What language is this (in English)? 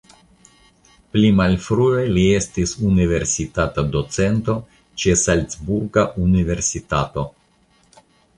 Esperanto